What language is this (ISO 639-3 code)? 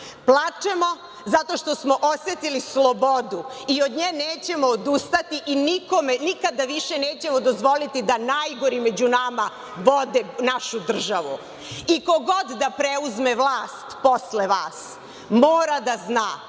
srp